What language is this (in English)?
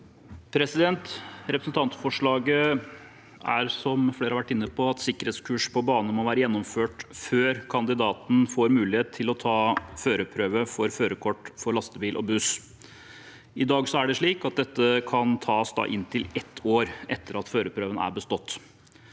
Norwegian